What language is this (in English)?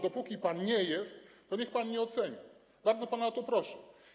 Polish